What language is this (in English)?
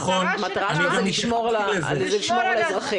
Hebrew